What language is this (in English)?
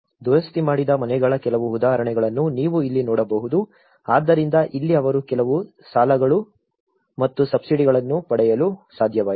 Kannada